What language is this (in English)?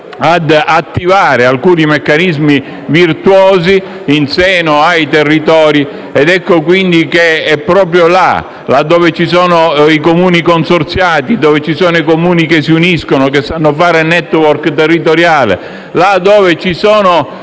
Italian